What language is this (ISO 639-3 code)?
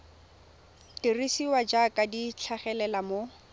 tsn